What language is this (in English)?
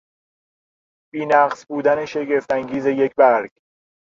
Persian